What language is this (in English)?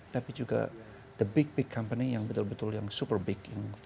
Indonesian